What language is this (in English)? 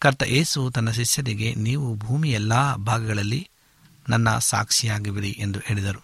Kannada